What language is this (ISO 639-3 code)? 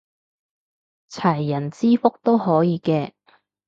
yue